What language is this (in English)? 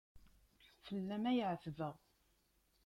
Kabyle